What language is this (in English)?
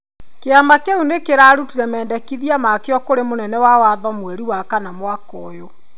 Kikuyu